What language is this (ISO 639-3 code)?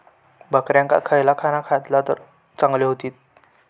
mar